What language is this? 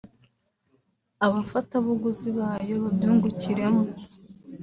Kinyarwanda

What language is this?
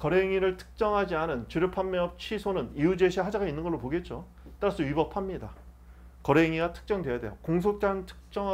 Korean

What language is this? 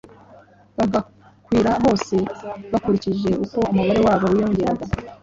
Kinyarwanda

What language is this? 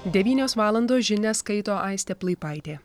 Lithuanian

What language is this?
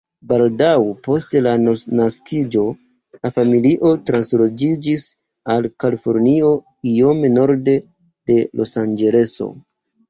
Esperanto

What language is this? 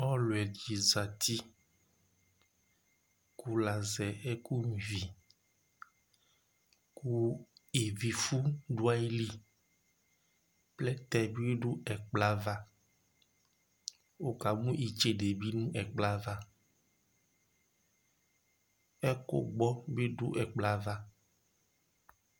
Ikposo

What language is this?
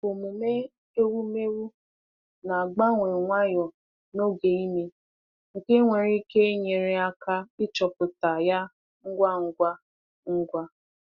Igbo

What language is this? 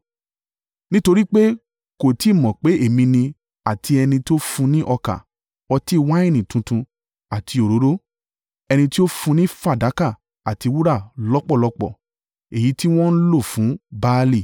Yoruba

